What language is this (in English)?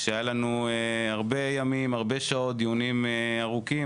Hebrew